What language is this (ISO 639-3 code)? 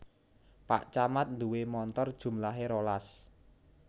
jav